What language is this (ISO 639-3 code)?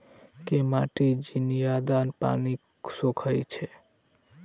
mai